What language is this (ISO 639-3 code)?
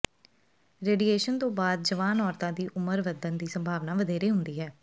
pan